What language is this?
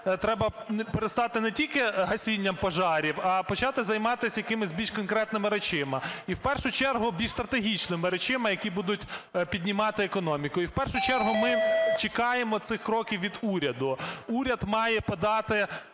Ukrainian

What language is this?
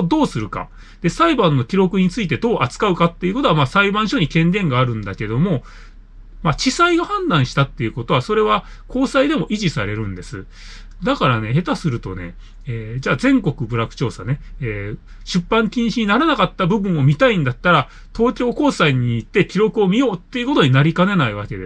Japanese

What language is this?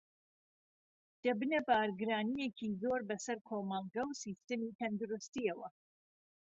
Central Kurdish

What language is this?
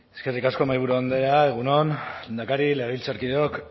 Basque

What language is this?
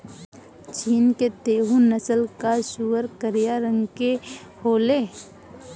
Bhojpuri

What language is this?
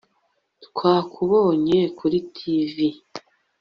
Kinyarwanda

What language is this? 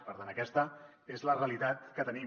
Catalan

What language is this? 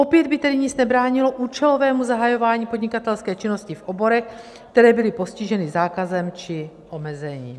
Czech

